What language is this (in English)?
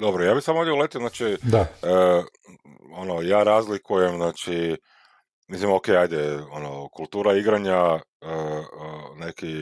Croatian